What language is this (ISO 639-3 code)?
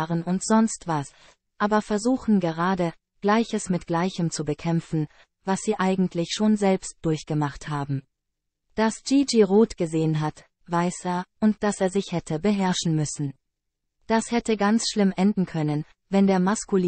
deu